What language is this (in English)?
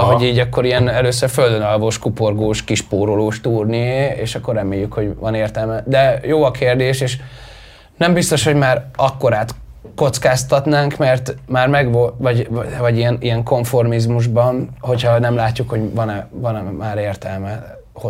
Hungarian